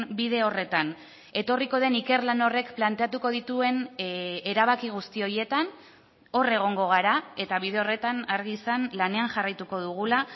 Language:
Basque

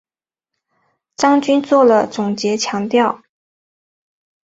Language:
Chinese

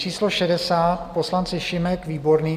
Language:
Czech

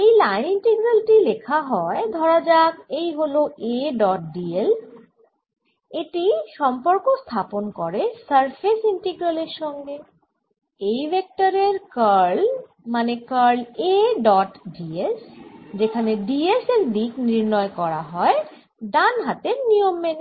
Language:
Bangla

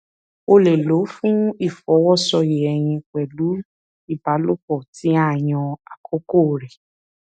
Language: Yoruba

